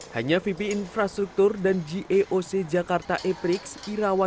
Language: Indonesian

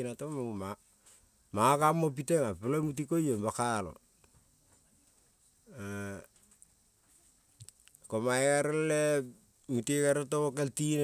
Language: Kol (Papua New Guinea)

